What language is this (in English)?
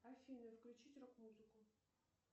Russian